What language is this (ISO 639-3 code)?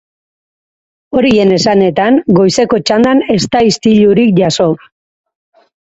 eus